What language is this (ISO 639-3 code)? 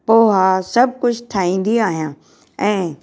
snd